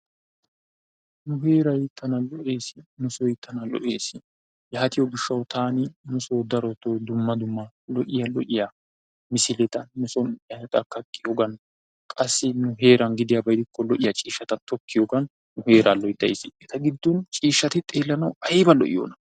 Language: Wolaytta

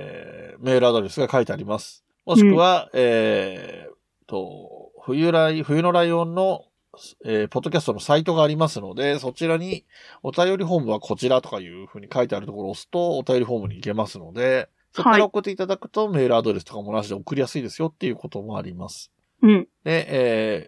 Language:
Japanese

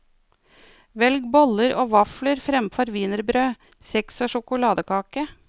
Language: Norwegian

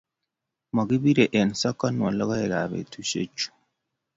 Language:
Kalenjin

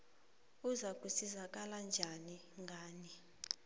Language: South Ndebele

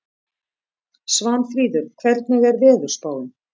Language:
Icelandic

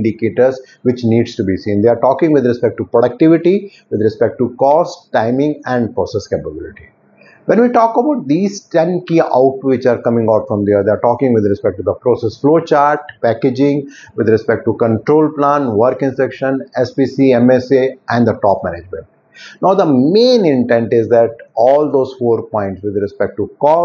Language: English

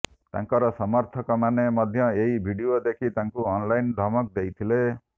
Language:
Odia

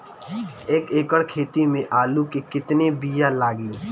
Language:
Bhojpuri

